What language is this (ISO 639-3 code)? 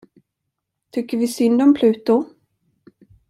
swe